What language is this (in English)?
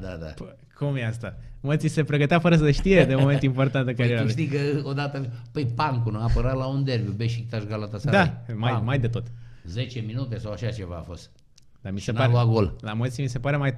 Romanian